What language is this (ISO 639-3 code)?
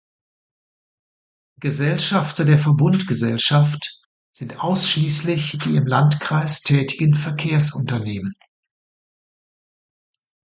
deu